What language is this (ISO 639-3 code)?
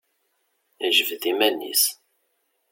kab